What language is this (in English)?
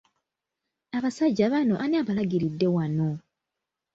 Ganda